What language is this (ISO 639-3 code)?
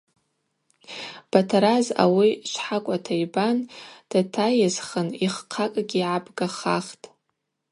abq